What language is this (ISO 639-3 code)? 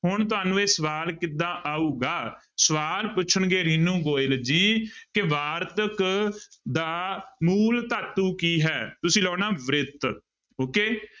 pan